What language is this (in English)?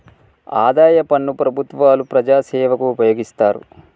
Telugu